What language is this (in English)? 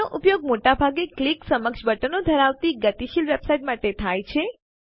Gujarati